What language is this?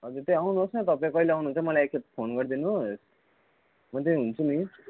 Nepali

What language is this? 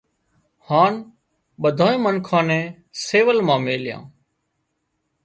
Wadiyara Koli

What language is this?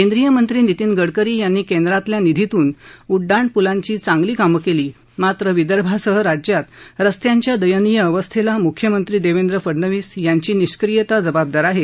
Marathi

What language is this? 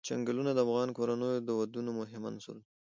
Pashto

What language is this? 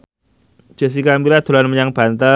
Javanese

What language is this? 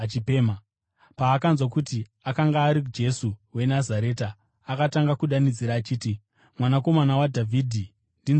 Shona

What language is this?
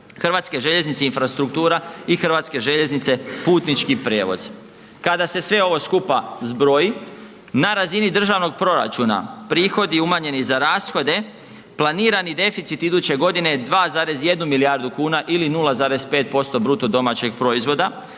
Croatian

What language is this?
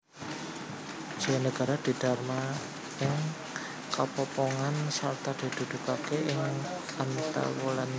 Javanese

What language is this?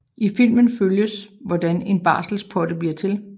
Danish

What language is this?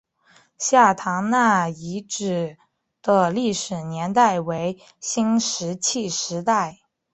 Chinese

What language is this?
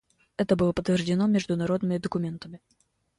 Russian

